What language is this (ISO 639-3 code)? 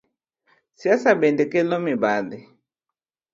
luo